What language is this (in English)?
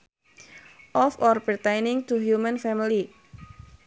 Sundanese